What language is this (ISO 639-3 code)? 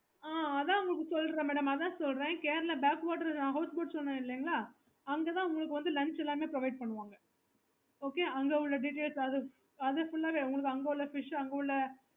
tam